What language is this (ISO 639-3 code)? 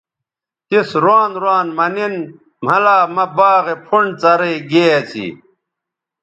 btv